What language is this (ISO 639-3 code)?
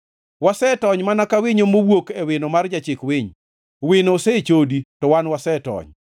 luo